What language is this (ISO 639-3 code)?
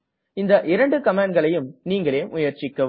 tam